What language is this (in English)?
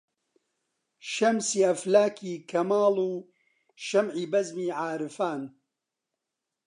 Central Kurdish